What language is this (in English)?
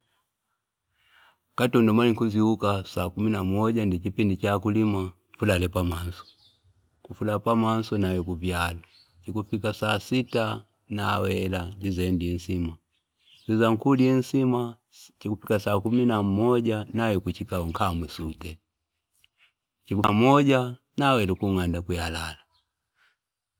Fipa